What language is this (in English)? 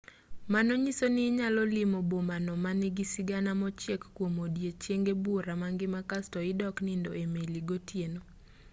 Luo (Kenya and Tanzania)